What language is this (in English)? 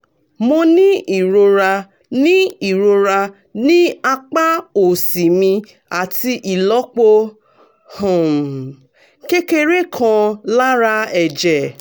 Yoruba